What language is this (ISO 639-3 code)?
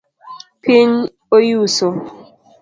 luo